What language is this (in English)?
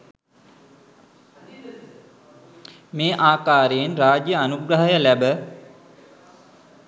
Sinhala